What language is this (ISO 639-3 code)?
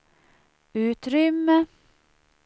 swe